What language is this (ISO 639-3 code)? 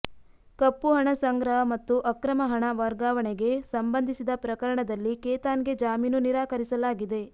kan